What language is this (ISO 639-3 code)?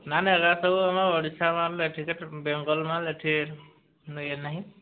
ori